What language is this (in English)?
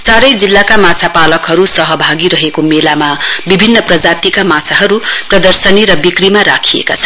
Nepali